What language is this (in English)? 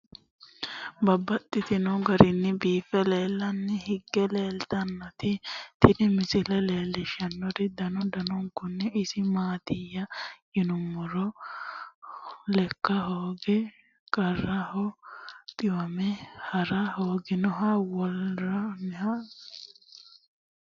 Sidamo